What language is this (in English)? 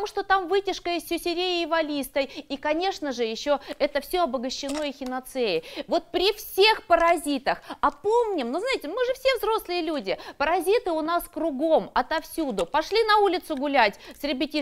Russian